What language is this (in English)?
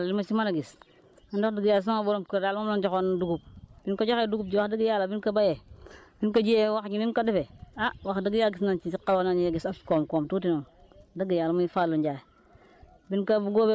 Wolof